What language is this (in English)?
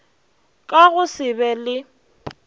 Northern Sotho